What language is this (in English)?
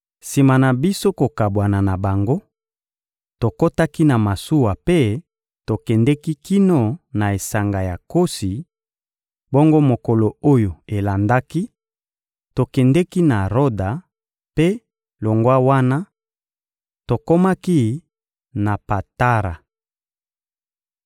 Lingala